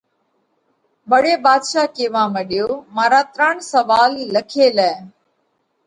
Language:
Parkari Koli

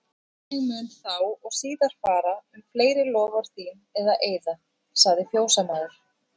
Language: Icelandic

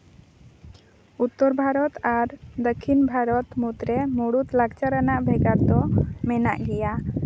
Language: Santali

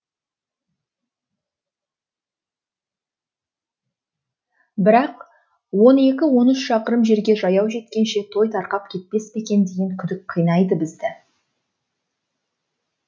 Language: Kazakh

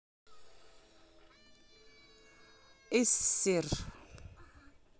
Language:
Russian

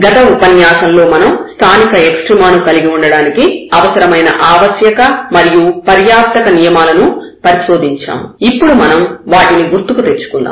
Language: Telugu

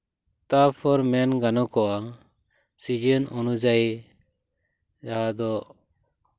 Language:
Santali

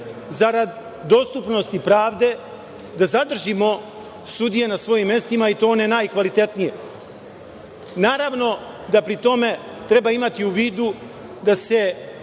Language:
Serbian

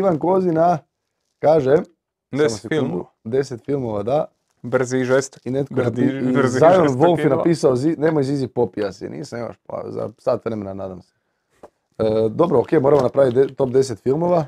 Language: Croatian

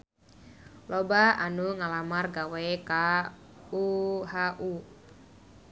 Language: Sundanese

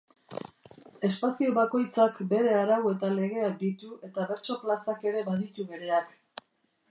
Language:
Basque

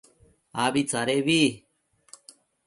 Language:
Matsés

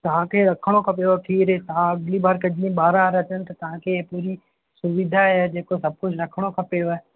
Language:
Sindhi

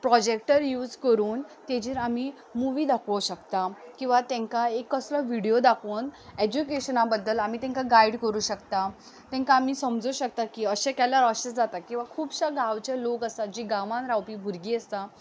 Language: Konkani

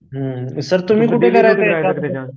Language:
Marathi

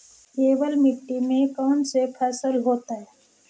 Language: Magahi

